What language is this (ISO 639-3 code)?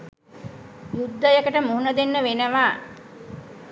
sin